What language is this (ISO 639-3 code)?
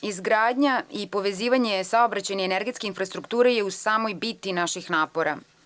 srp